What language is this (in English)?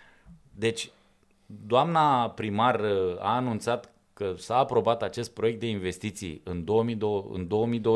Romanian